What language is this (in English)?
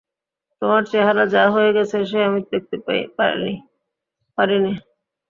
Bangla